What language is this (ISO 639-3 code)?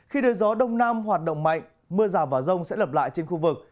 vie